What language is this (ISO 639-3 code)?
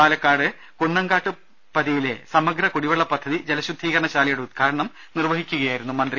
mal